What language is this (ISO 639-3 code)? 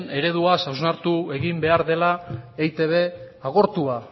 eus